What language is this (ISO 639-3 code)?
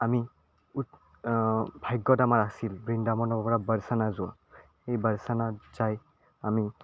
asm